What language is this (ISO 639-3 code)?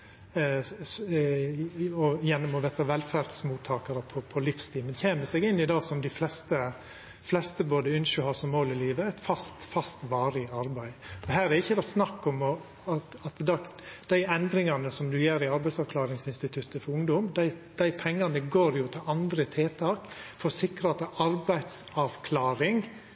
nno